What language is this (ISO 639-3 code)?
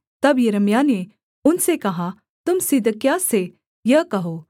hin